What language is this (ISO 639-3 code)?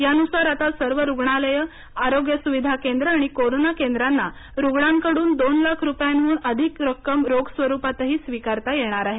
mar